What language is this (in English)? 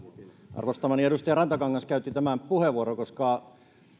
Finnish